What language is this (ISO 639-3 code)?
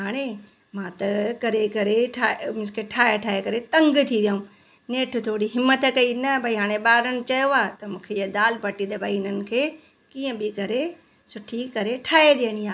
snd